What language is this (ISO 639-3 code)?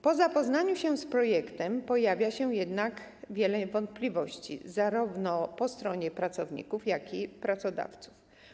pol